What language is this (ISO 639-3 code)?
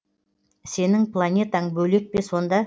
kaz